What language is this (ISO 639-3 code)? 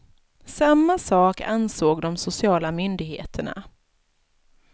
swe